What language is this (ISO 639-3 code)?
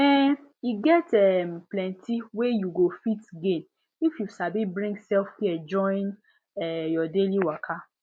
pcm